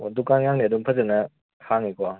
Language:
Manipuri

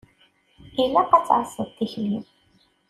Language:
Kabyle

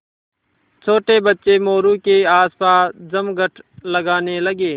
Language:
Hindi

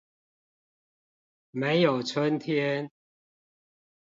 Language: Chinese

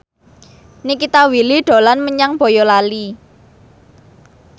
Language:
Javanese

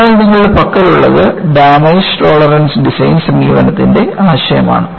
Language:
Malayalam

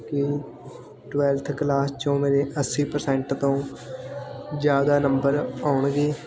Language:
Punjabi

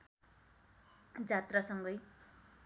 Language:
Nepali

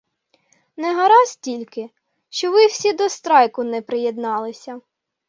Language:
Ukrainian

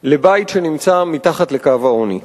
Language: Hebrew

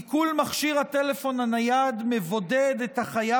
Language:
Hebrew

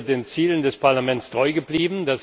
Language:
German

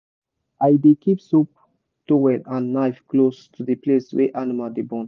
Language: Nigerian Pidgin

